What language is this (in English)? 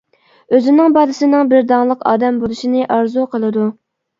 Uyghur